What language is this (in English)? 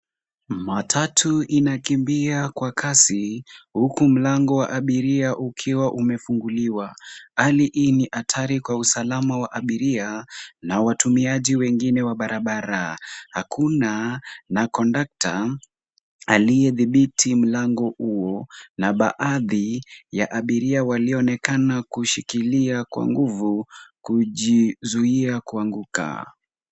Swahili